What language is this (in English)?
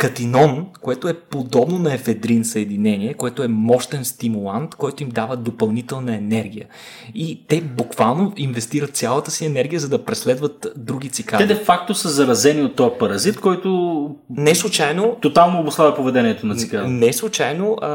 Bulgarian